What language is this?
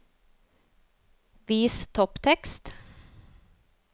Norwegian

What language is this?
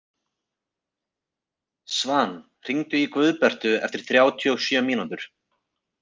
Icelandic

